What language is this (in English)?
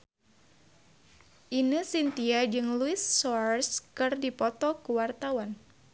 Sundanese